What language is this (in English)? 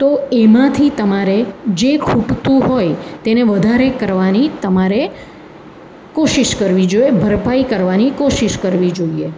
Gujarati